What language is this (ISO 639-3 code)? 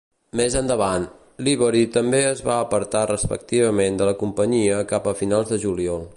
cat